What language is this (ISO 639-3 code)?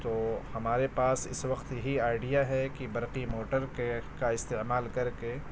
urd